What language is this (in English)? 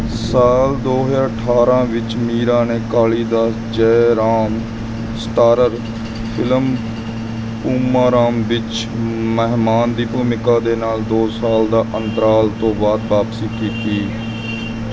Punjabi